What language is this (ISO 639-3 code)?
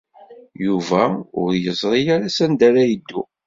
kab